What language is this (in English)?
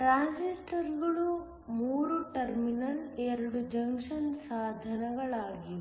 Kannada